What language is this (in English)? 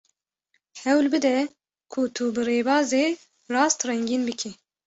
Kurdish